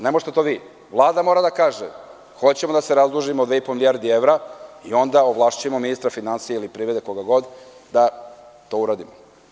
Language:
Serbian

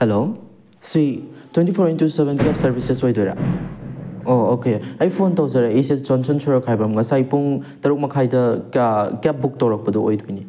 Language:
Manipuri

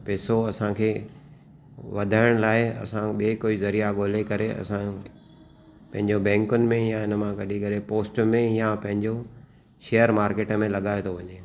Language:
Sindhi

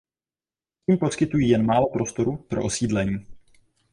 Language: Czech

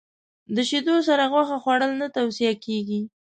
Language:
Pashto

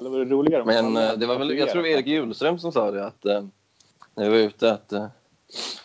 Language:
Swedish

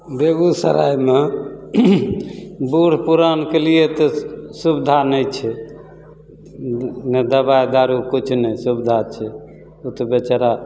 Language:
Maithili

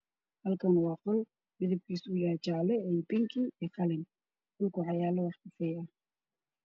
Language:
Somali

